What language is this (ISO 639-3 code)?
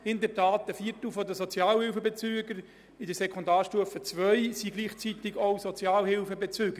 gsw